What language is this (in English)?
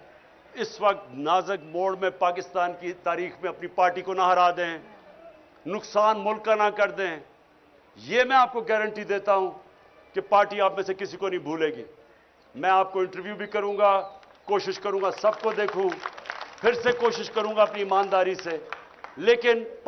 Urdu